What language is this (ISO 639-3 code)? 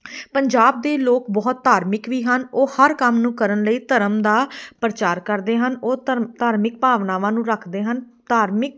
pan